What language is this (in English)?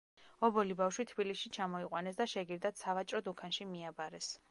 Georgian